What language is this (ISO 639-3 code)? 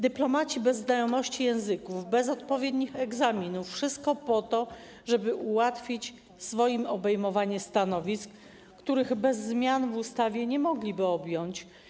pol